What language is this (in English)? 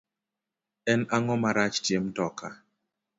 Luo (Kenya and Tanzania)